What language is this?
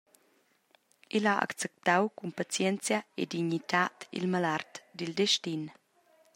Romansh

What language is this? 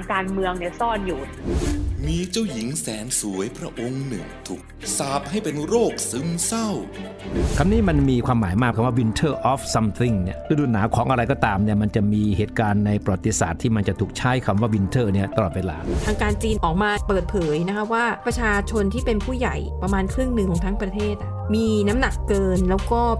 Thai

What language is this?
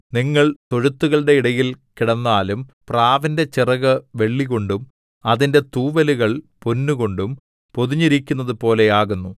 Malayalam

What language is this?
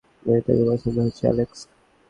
Bangla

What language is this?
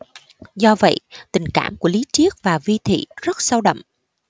Vietnamese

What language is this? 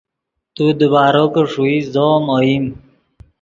Yidgha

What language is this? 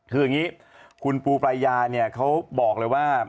Thai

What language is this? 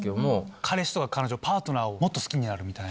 Japanese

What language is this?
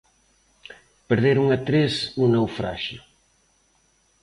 Galician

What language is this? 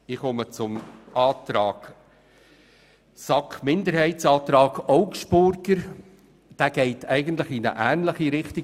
Swiss German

